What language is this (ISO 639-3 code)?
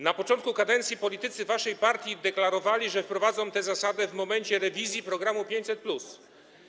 pol